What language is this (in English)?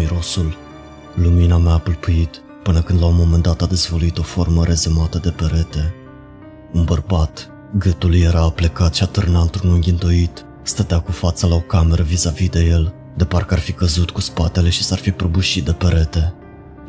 Romanian